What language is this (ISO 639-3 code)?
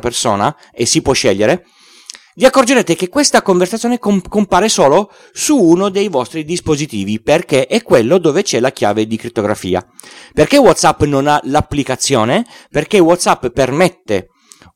ita